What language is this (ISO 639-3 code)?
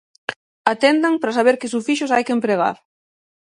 glg